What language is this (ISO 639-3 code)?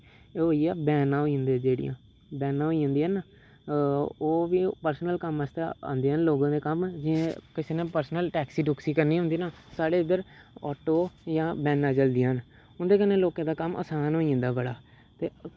doi